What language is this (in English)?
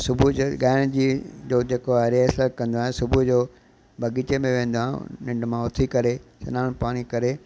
Sindhi